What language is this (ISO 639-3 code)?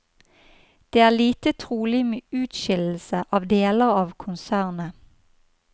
nor